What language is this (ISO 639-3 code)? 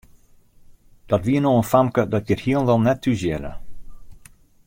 fry